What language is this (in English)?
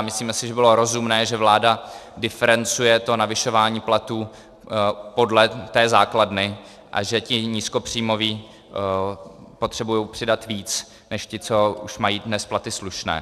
Czech